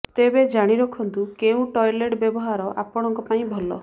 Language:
Odia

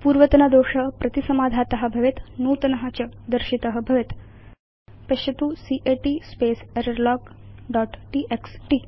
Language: Sanskrit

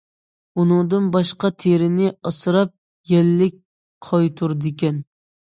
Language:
Uyghur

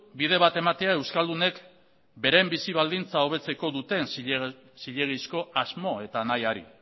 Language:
Basque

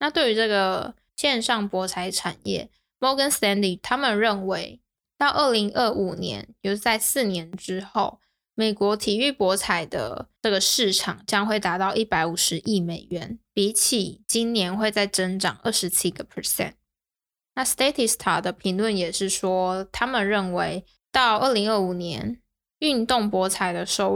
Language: Chinese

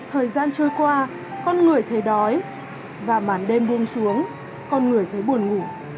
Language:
Vietnamese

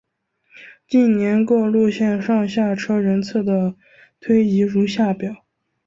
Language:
Chinese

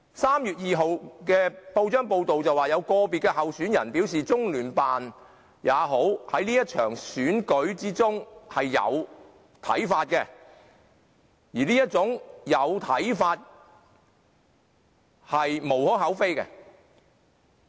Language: Cantonese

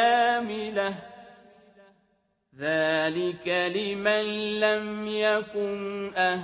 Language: Arabic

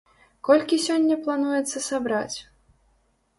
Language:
Belarusian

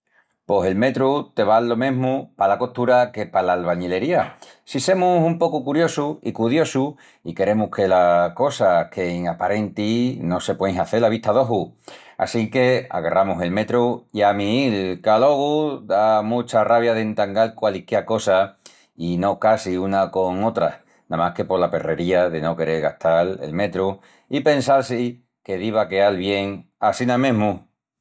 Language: Extremaduran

